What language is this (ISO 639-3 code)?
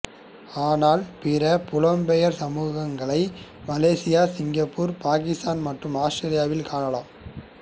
tam